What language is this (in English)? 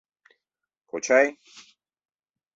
Mari